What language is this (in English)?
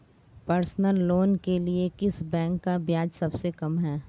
Hindi